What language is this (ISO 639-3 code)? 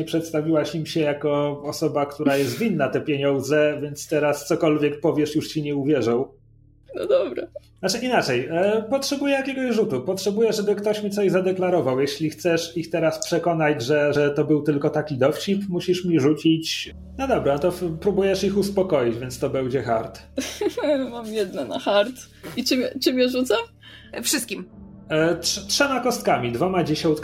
pol